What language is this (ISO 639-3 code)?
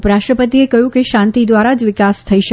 guj